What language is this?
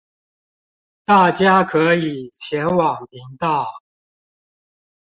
Chinese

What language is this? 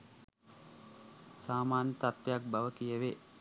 Sinhala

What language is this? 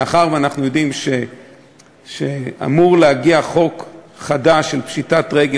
Hebrew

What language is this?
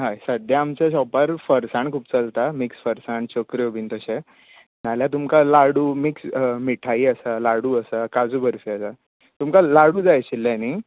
Konkani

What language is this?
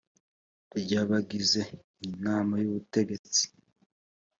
Kinyarwanda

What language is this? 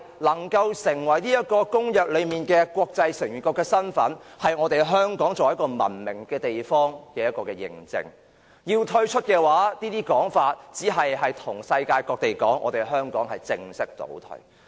Cantonese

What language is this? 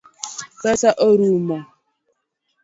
Luo (Kenya and Tanzania)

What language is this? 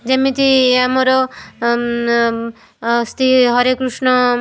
Odia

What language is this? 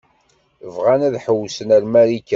Kabyle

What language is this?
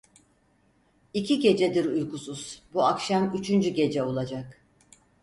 Turkish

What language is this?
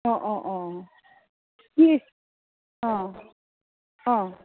Assamese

